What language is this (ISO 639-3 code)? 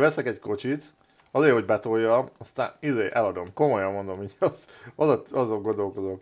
hun